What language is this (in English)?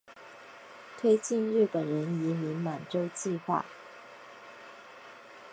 Chinese